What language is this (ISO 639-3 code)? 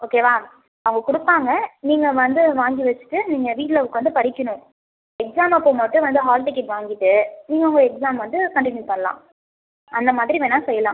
tam